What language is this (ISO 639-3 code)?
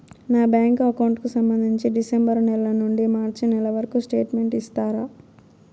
tel